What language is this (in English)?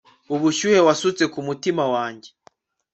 Kinyarwanda